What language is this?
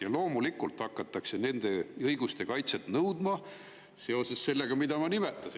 Estonian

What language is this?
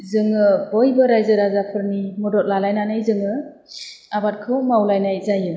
Bodo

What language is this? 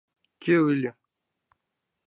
Mari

